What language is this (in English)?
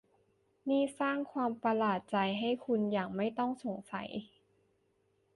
Thai